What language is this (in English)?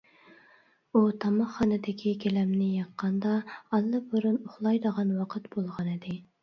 Uyghur